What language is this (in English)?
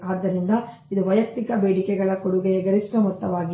Kannada